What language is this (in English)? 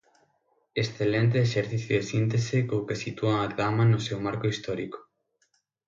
Galician